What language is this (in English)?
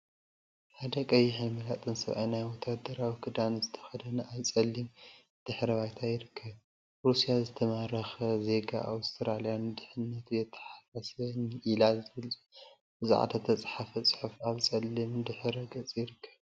Tigrinya